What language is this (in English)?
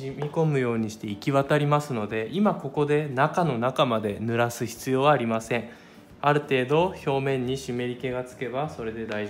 Japanese